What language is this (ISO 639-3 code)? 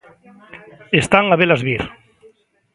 glg